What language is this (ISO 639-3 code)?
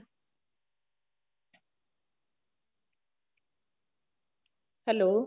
pan